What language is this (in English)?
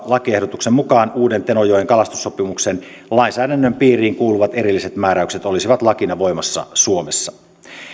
Finnish